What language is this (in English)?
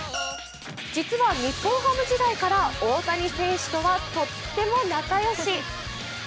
Japanese